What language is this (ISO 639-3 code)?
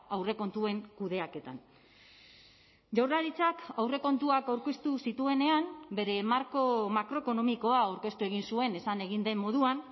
eus